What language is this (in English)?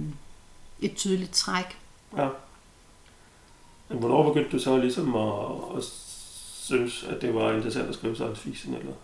Danish